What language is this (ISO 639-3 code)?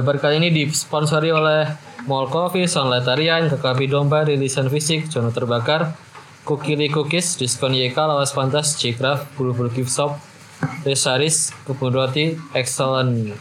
ind